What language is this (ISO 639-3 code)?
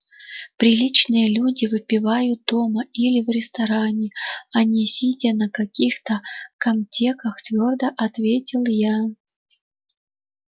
rus